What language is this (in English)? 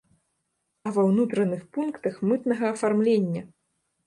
Belarusian